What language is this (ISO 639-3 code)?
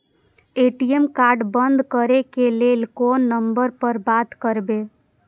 mai